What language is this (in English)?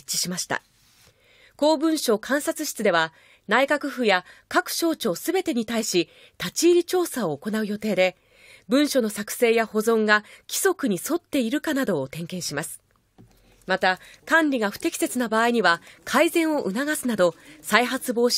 Japanese